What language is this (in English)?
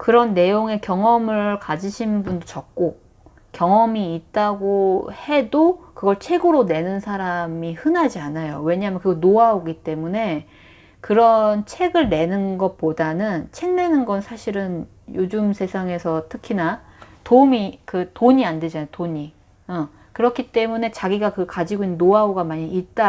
Korean